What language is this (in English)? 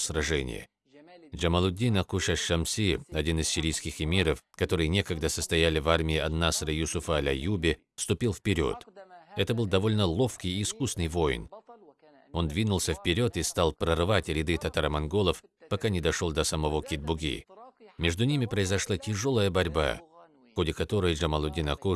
Russian